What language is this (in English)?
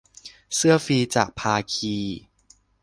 Thai